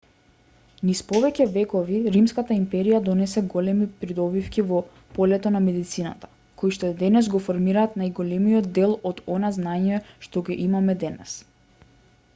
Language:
Macedonian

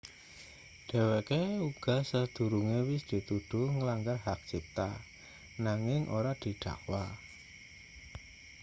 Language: Javanese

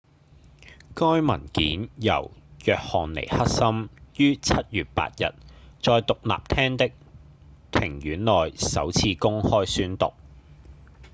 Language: Cantonese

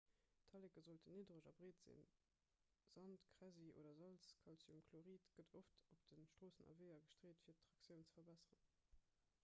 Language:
Luxembourgish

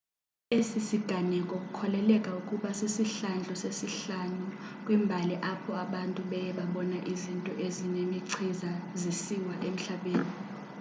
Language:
Xhosa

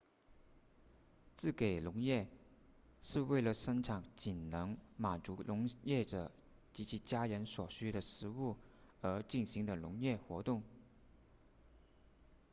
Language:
Chinese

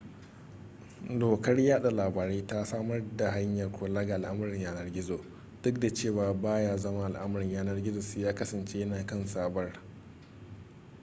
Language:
Hausa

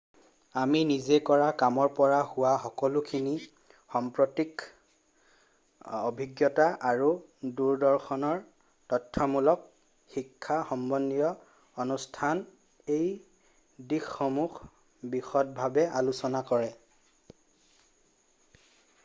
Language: Assamese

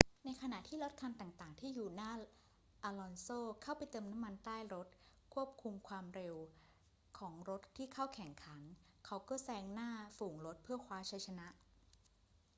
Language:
Thai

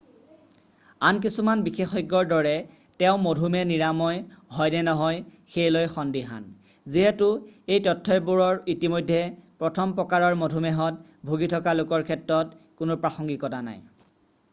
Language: Assamese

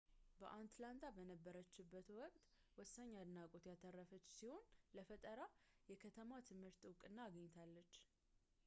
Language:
Amharic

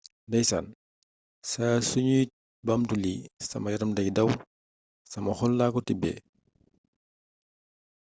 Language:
Wolof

